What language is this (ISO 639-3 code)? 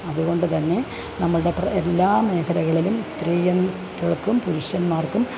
mal